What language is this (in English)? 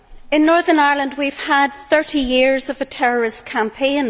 English